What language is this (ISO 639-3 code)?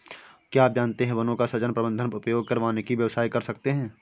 hin